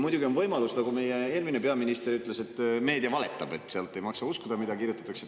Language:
Estonian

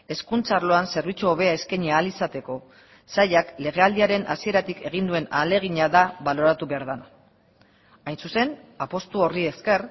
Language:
Basque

